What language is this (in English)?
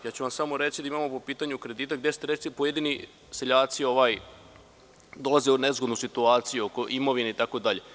Serbian